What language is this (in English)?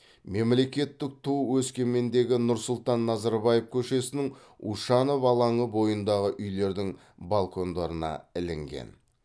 Kazakh